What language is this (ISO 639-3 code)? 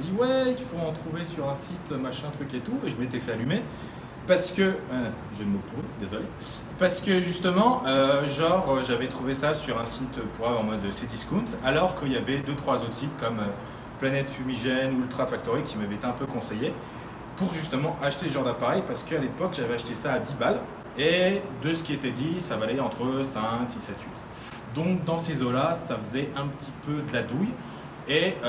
fra